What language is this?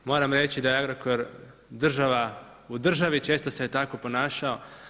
Croatian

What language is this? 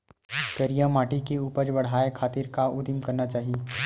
Chhattisgarhi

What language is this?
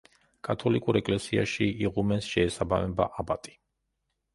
Georgian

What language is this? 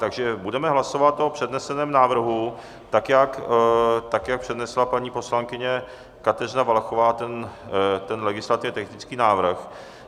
Czech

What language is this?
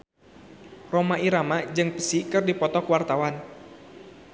Sundanese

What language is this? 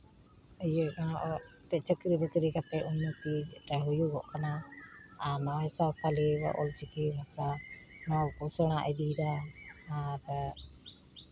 Santali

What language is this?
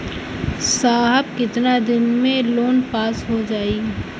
Bhojpuri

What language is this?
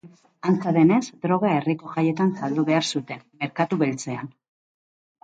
Basque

